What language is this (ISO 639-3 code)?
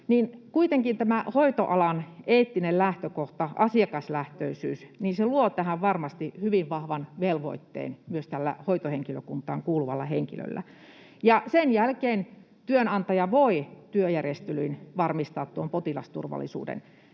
fin